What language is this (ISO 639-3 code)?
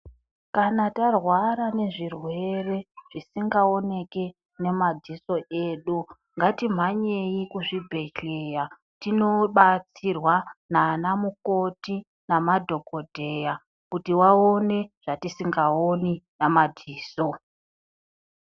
ndc